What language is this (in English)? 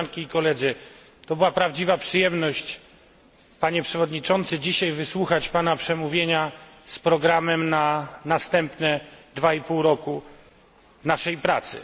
Polish